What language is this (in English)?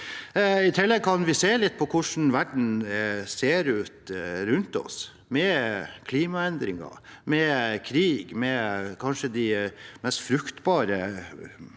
Norwegian